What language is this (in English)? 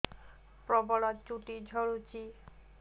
Odia